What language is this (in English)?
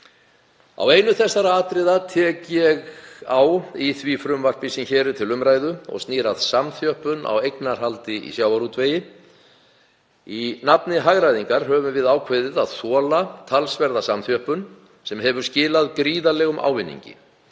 Icelandic